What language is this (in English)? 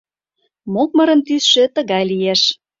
Mari